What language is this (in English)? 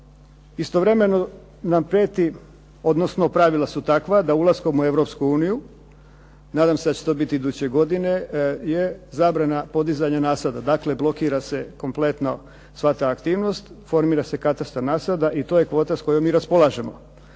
Croatian